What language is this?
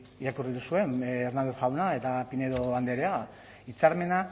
Basque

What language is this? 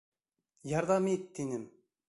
Bashkir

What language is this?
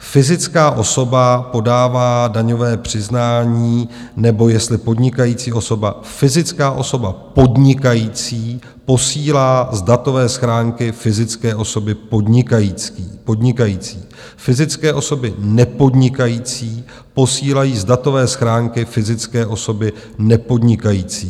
Czech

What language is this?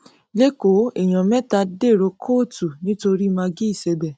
Yoruba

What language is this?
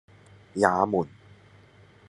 Cantonese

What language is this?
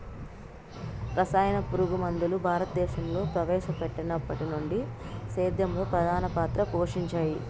Telugu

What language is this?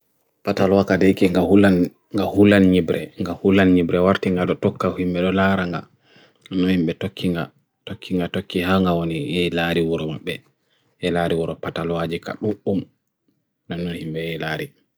Bagirmi Fulfulde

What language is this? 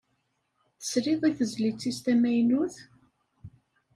Kabyle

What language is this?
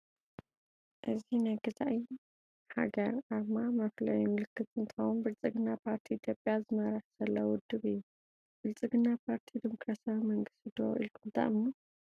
Tigrinya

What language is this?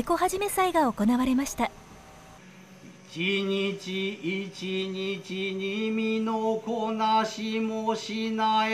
Japanese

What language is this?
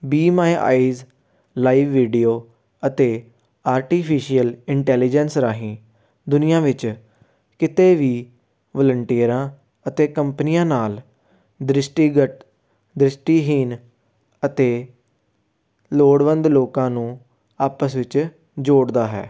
Punjabi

